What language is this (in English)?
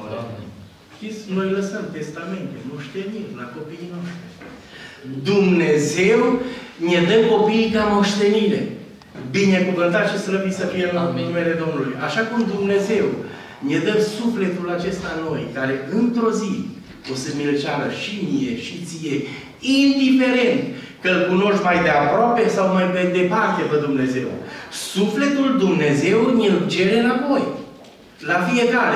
Romanian